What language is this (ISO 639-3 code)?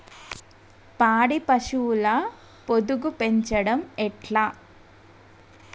tel